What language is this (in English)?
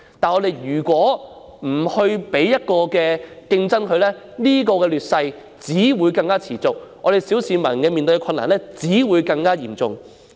Cantonese